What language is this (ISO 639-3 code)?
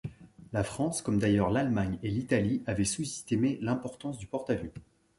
fra